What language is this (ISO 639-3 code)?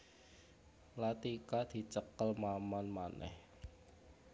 jav